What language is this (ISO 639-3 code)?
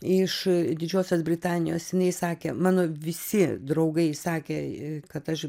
lit